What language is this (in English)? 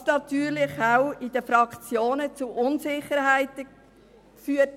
Swiss German